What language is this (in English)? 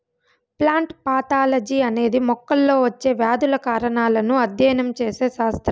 Telugu